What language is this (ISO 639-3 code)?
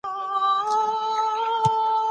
pus